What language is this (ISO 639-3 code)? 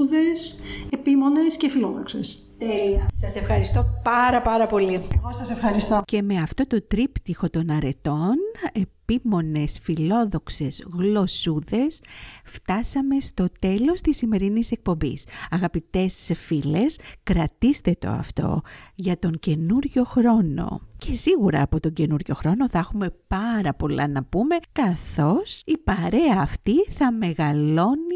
ell